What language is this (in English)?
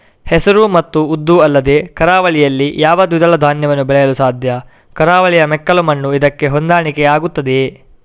Kannada